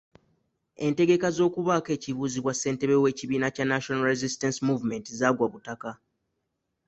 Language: Ganda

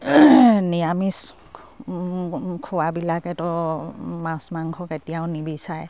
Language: Assamese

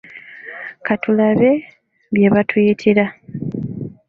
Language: Ganda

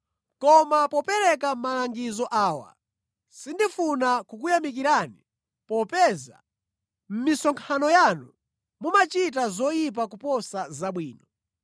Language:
Nyanja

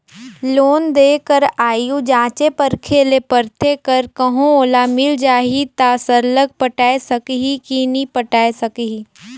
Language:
Chhattisgarhi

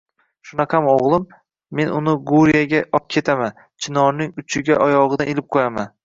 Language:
Uzbek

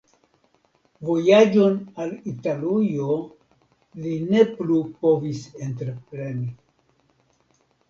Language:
Esperanto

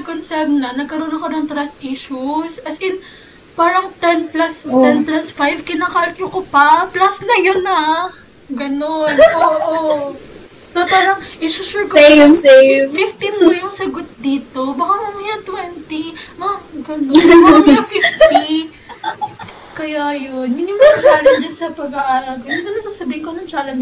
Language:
Filipino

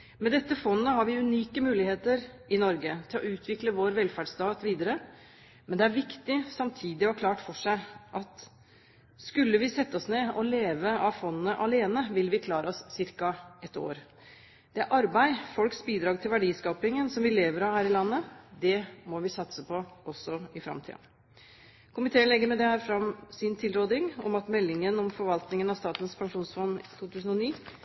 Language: Norwegian Bokmål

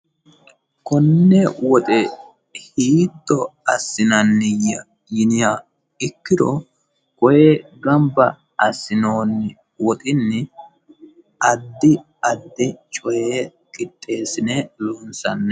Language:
Sidamo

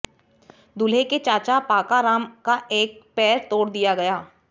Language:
Hindi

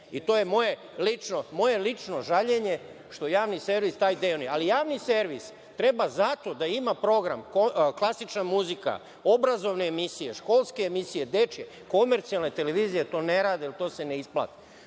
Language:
Serbian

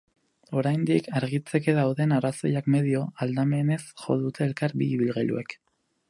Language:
Basque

